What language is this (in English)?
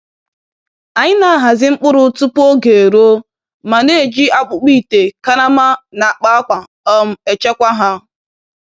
Igbo